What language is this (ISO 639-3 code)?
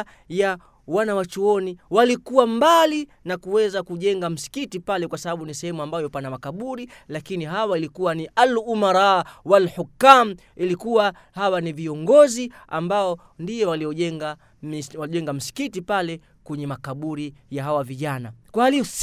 swa